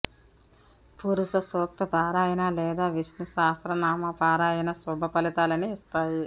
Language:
Telugu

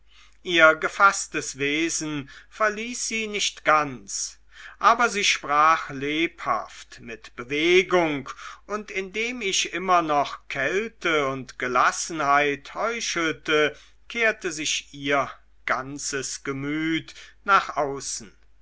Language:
German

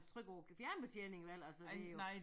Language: Danish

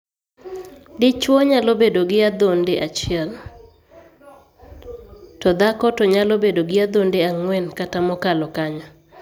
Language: Luo (Kenya and Tanzania)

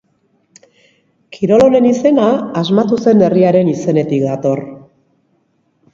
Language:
Basque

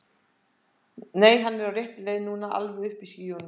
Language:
Icelandic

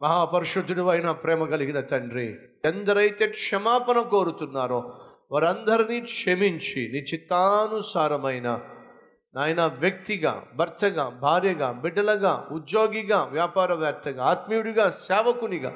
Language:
Telugu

